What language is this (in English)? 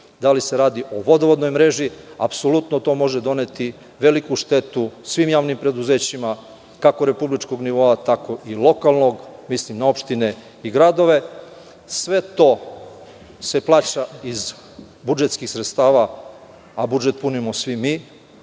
Serbian